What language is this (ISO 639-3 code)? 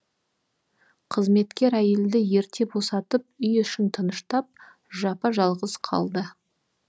kaz